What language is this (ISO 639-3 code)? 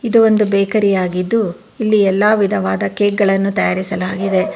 kan